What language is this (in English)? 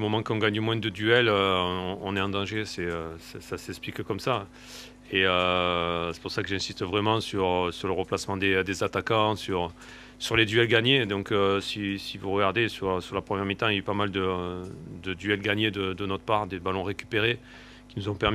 French